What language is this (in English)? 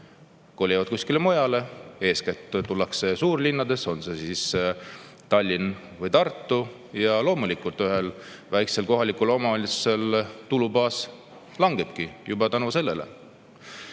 Estonian